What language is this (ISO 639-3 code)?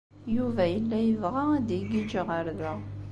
kab